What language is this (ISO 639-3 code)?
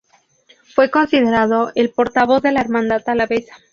spa